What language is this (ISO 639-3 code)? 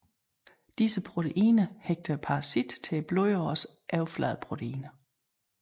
dan